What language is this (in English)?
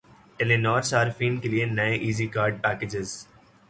Urdu